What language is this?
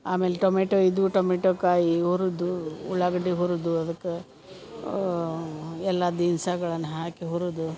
Kannada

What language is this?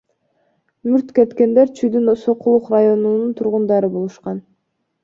Kyrgyz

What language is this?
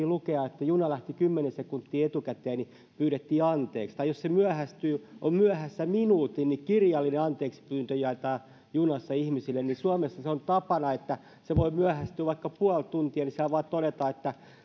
Finnish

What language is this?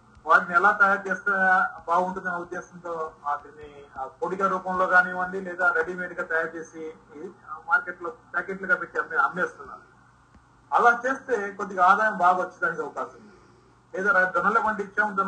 Telugu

